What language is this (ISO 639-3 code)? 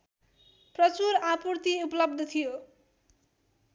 nep